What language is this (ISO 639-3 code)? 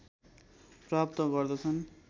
nep